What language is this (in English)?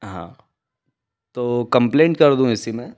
Hindi